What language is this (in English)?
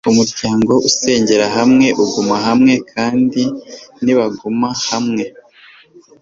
Kinyarwanda